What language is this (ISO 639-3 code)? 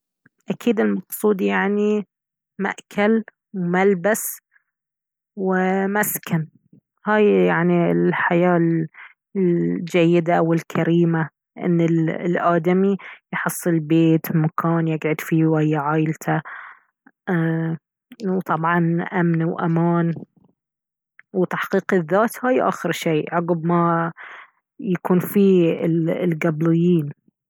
abv